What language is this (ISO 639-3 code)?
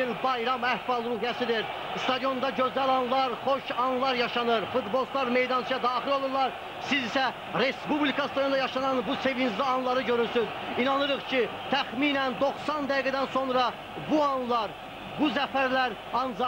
tur